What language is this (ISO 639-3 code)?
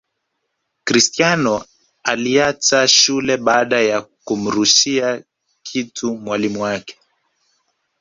swa